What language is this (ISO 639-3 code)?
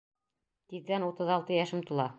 bak